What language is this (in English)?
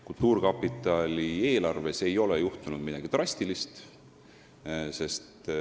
Estonian